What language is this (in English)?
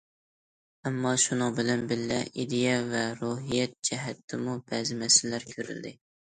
Uyghur